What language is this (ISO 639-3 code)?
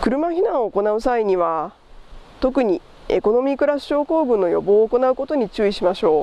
jpn